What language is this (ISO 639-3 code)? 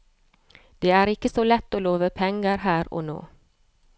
nor